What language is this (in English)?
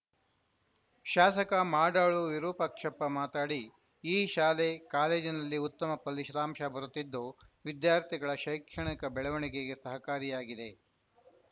Kannada